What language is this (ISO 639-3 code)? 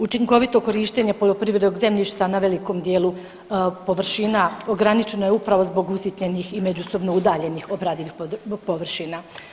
hrv